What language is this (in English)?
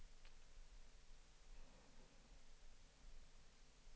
Danish